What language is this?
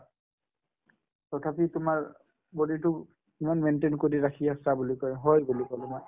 Assamese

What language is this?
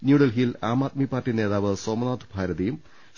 Malayalam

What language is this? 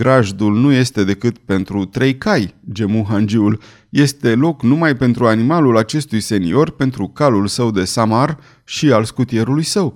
Romanian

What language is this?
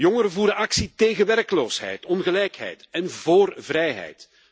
Dutch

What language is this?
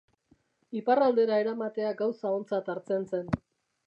Basque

